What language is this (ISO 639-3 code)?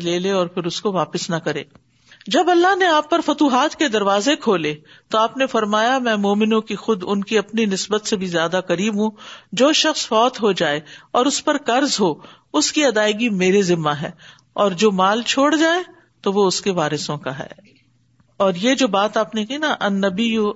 urd